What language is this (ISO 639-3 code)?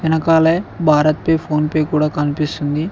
tel